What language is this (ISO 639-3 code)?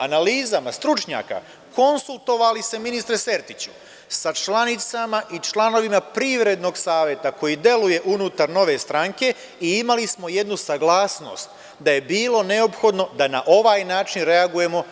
srp